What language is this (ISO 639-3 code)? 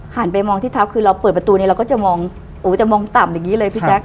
tha